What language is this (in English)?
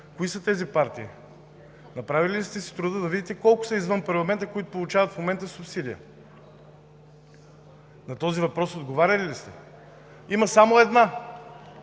Bulgarian